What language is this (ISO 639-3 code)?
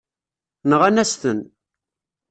kab